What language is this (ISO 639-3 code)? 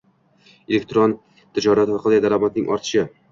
uzb